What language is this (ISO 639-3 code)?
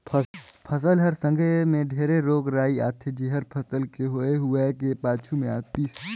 hne